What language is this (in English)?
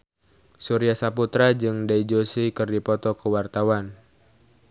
Sundanese